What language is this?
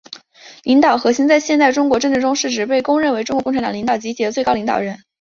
Chinese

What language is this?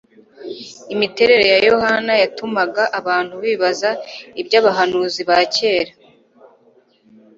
Kinyarwanda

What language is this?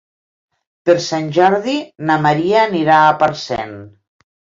Catalan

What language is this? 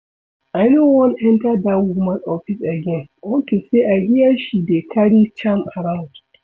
Nigerian Pidgin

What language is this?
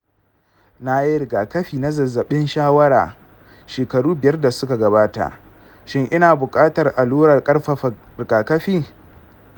Hausa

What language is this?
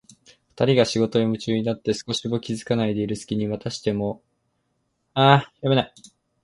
Japanese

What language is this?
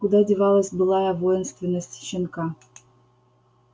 Russian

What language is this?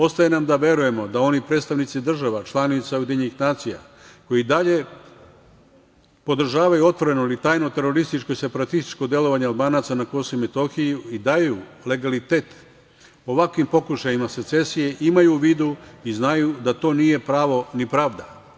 Serbian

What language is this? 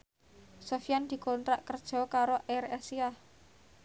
Javanese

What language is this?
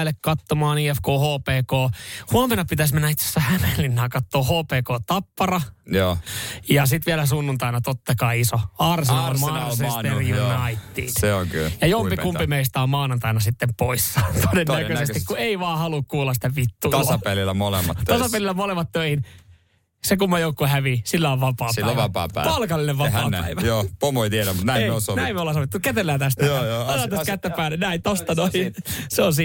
Finnish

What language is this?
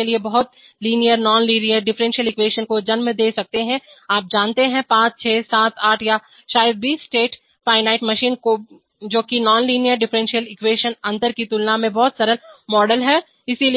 Hindi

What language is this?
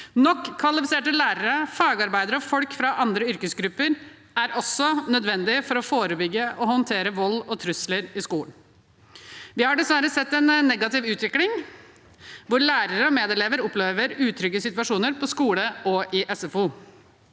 Norwegian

